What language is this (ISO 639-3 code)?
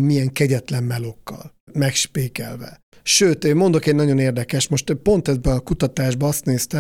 hun